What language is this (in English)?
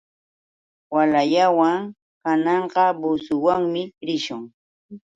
Yauyos Quechua